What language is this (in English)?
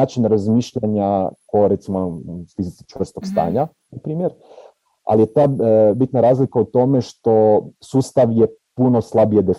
Croatian